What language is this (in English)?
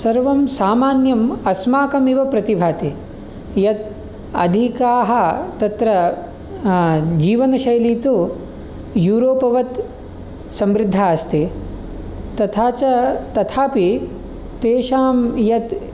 Sanskrit